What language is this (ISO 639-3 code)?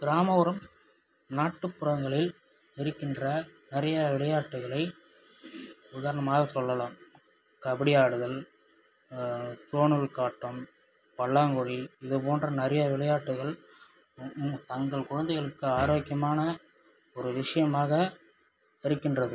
tam